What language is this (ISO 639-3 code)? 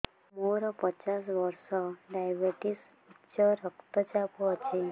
ori